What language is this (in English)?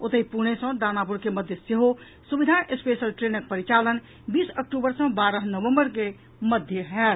Maithili